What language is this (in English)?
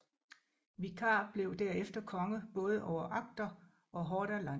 Danish